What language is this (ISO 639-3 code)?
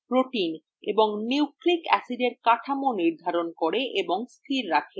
ben